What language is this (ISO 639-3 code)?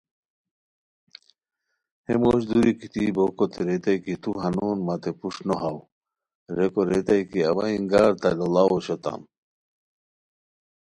khw